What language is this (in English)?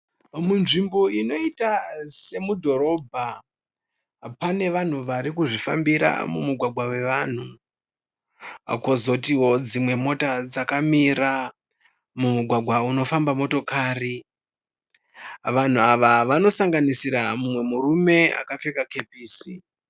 Shona